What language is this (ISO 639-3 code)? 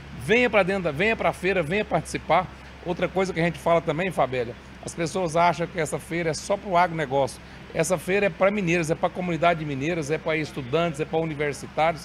por